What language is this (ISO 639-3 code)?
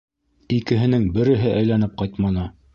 bak